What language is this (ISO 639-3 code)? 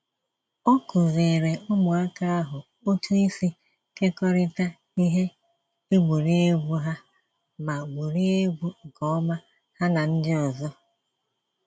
ibo